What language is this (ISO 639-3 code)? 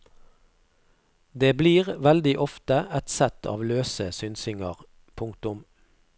nor